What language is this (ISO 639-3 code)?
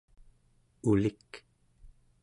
esu